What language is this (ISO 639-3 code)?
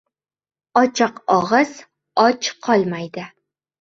uzb